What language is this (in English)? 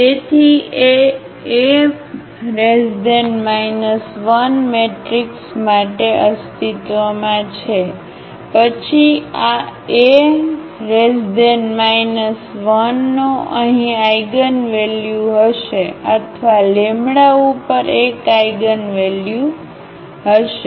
Gujarati